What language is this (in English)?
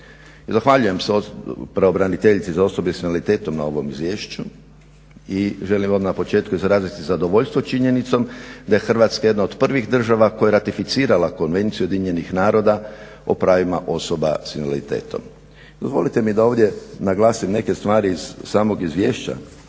Croatian